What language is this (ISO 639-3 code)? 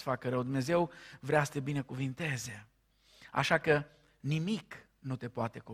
ron